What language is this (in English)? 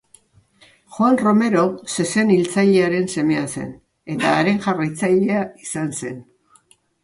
Basque